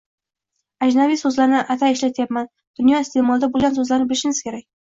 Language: Uzbek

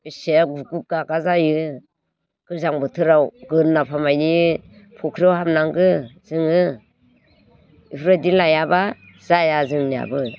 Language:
Bodo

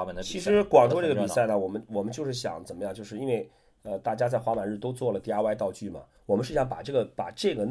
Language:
Chinese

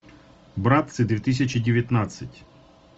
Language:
Russian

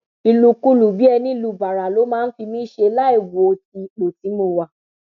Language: Yoruba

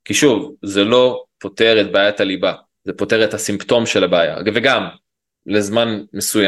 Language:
Hebrew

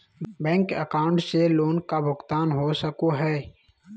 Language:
Magahi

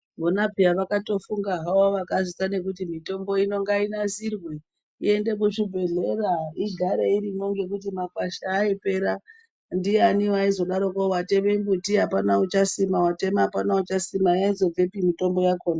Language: Ndau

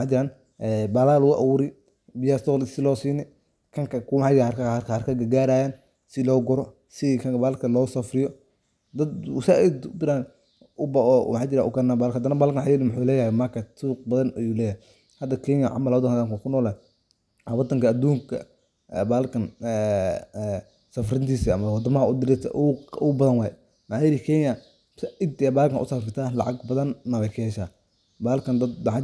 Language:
Somali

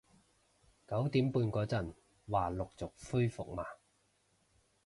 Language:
Cantonese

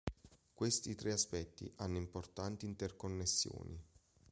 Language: Italian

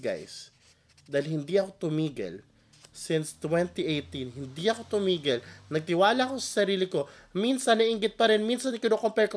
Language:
Filipino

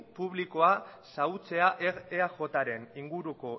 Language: Basque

